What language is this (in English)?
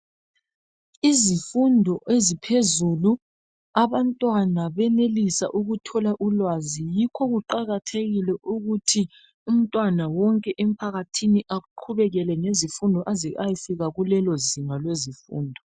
North Ndebele